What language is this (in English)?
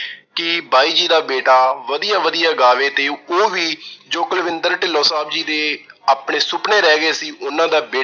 Punjabi